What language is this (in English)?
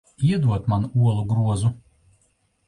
Latvian